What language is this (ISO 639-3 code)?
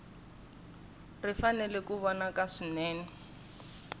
tso